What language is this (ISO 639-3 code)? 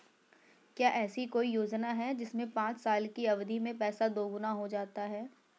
hin